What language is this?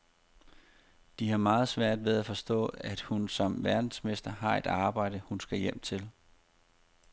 Danish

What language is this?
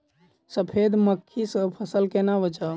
Maithili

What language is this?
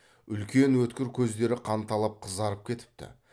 Kazakh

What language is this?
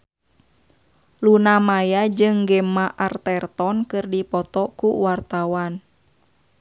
Sundanese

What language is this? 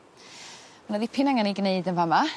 Welsh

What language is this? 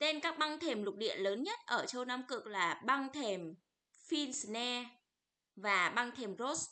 Vietnamese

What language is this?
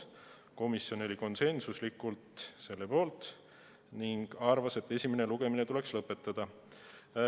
Estonian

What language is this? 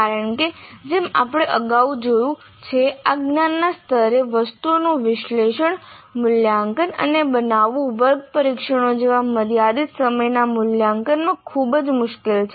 Gujarati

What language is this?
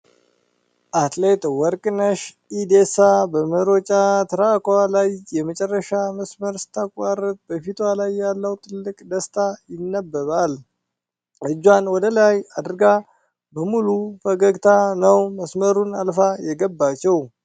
Amharic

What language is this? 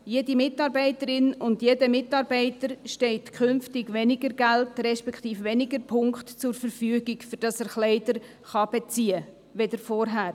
Swiss German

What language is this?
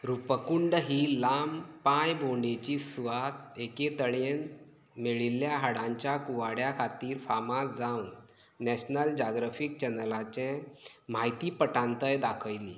Konkani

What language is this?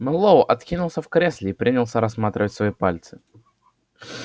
Russian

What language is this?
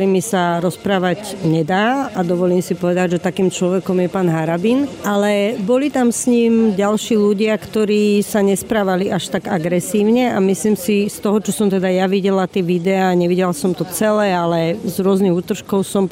Slovak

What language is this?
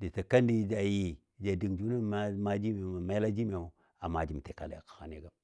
Dadiya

